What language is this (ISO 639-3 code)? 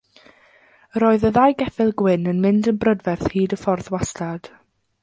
cym